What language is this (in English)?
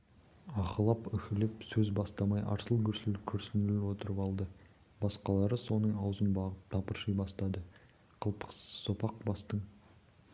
Kazakh